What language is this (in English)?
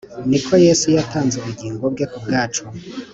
Kinyarwanda